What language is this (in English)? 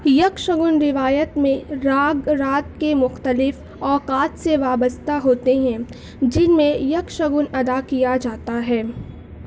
Urdu